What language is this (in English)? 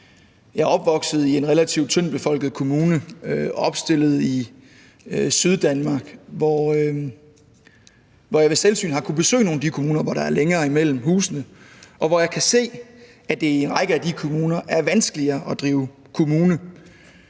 Danish